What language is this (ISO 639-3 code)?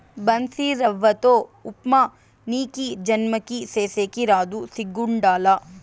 tel